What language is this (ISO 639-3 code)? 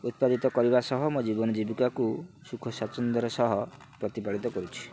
ori